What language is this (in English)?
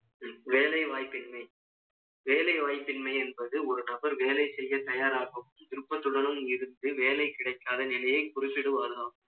Tamil